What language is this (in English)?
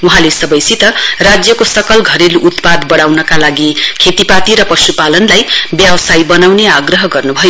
Nepali